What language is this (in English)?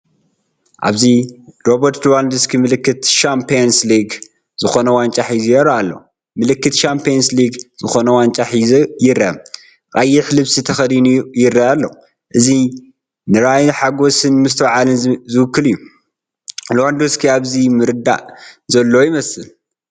Tigrinya